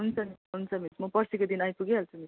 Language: Nepali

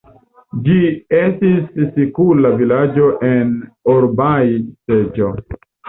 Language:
Esperanto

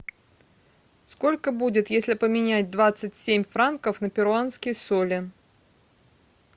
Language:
Russian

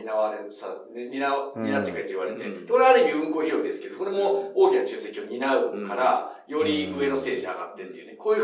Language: Japanese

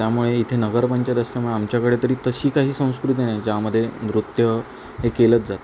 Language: Marathi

